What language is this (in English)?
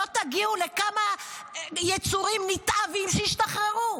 Hebrew